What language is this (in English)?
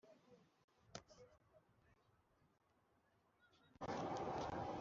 Kinyarwanda